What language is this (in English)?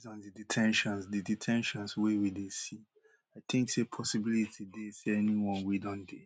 Nigerian Pidgin